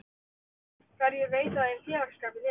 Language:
Icelandic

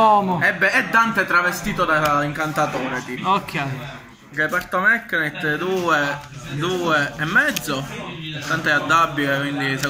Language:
Italian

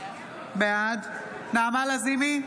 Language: Hebrew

